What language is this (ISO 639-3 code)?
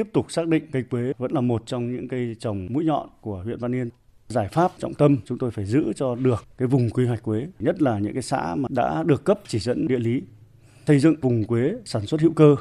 vie